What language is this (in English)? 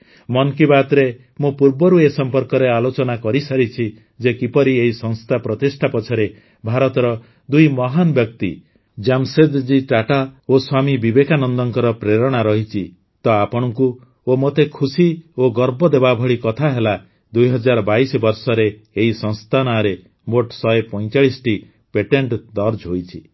Odia